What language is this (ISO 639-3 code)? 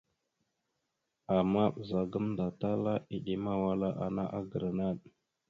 mxu